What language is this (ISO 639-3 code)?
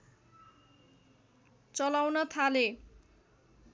nep